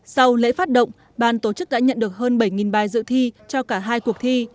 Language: Vietnamese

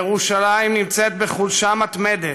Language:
Hebrew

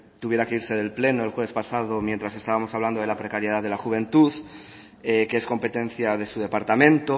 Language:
Spanish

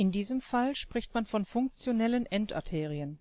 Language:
German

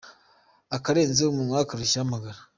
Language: Kinyarwanda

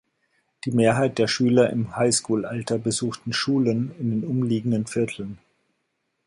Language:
German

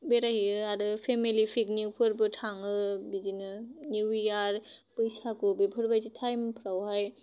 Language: Bodo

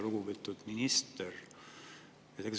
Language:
Estonian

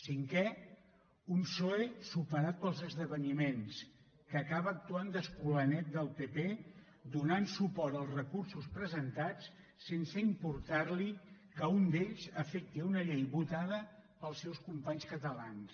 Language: Catalan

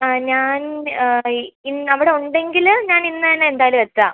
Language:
Malayalam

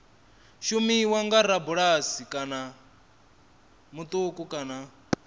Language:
Venda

